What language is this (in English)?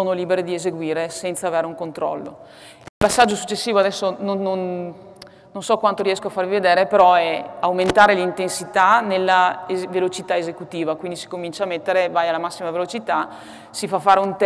Italian